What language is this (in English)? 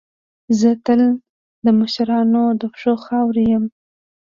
Pashto